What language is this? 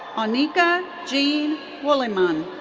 English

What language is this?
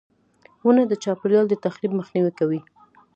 Pashto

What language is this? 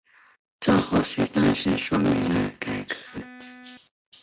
Chinese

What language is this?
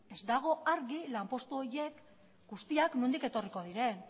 Basque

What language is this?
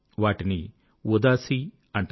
Telugu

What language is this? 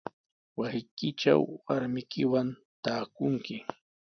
Sihuas Ancash Quechua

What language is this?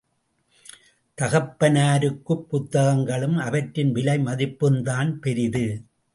Tamil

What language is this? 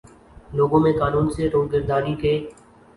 Urdu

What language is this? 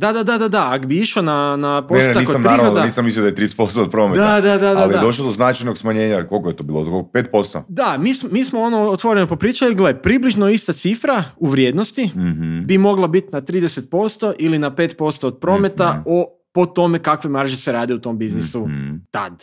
Croatian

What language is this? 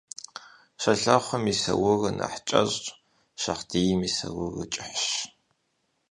Kabardian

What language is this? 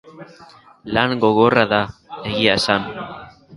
Basque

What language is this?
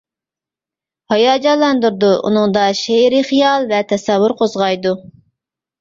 Uyghur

